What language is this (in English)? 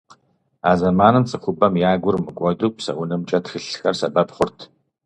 Kabardian